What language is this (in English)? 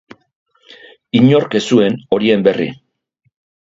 Basque